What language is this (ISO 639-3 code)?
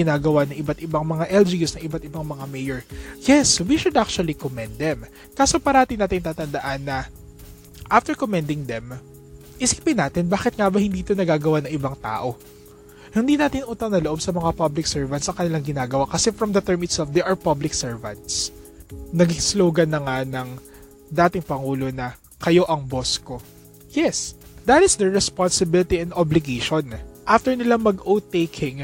fil